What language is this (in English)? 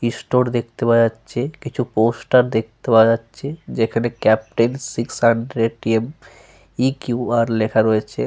Bangla